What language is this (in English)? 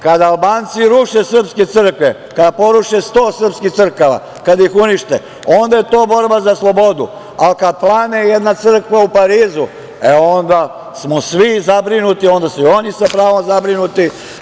Serbian